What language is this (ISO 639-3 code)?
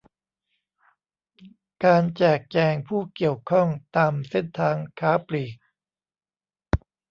tha